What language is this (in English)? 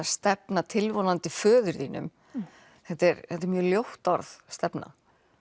Icelandic